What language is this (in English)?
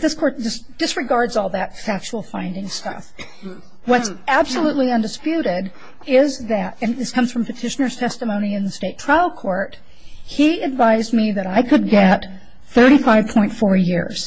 English